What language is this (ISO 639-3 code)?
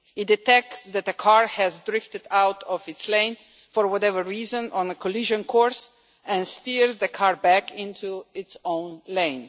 eng